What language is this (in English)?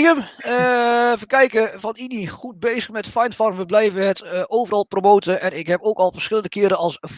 Dutch